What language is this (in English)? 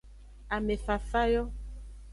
Aja (Benin)